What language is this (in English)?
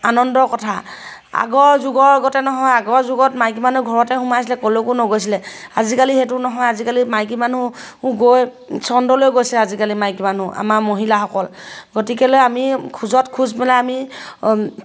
Assamese